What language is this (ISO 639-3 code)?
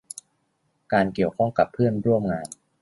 tha